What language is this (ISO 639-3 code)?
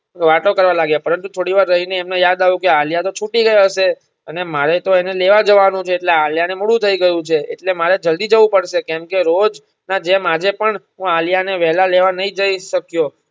guj